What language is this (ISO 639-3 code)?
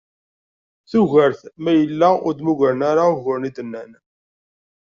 kab